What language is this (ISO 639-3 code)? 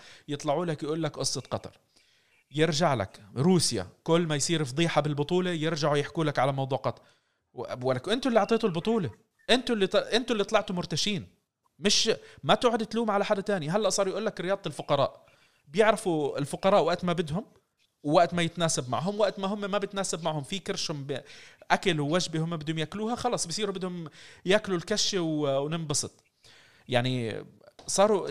ara